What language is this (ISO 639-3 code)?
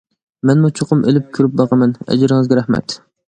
uig